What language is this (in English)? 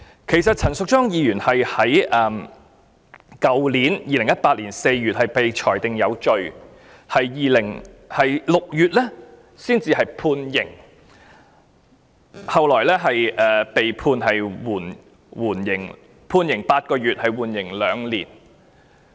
Cantonese